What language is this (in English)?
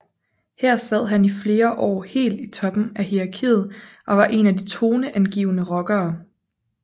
Danish